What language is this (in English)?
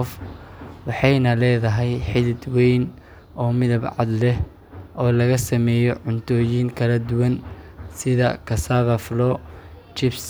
Somali